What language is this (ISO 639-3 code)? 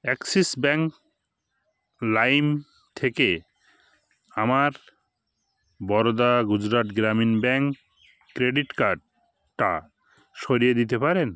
ben